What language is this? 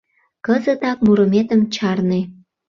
Mari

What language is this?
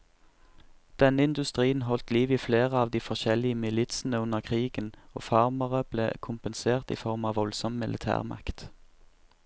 Norwegian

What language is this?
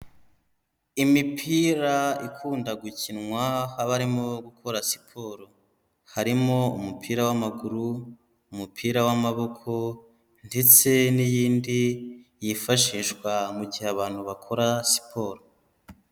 Kinyarwanda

